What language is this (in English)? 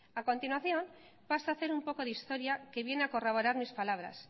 Spanish